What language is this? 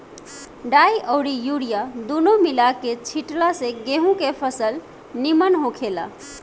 Bhojpuri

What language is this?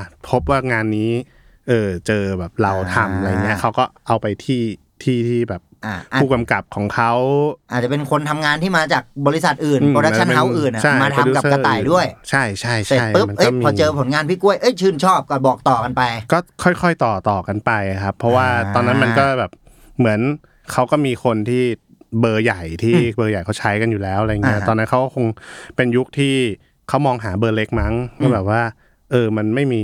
Thai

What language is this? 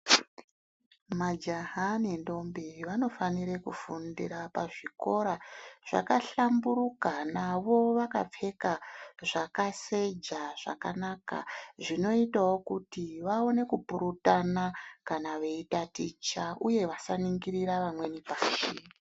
Ndau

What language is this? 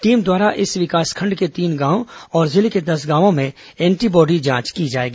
Hindi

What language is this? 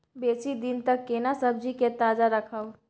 Maithili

